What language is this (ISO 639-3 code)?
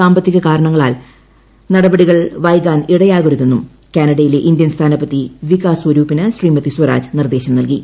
mal